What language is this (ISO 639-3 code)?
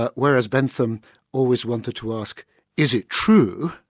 eng